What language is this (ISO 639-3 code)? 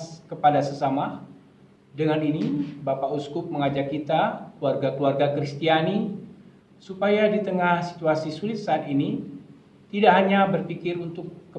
ind